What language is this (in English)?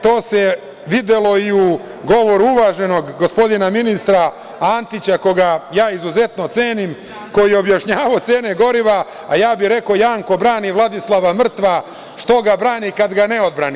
Serbian